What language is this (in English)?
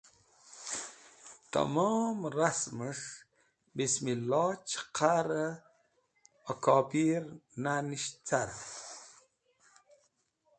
Wakhi